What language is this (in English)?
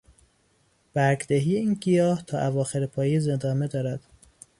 Persian